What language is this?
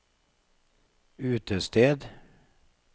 Norwegian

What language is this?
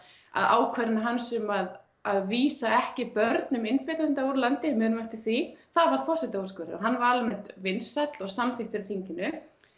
Icelandic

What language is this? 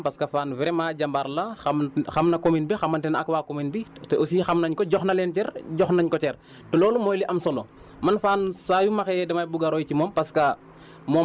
Wolof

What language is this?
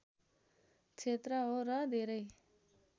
Nepali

